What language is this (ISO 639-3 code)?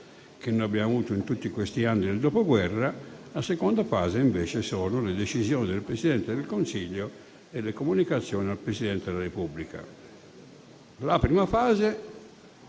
ita